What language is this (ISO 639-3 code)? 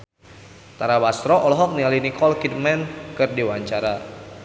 sun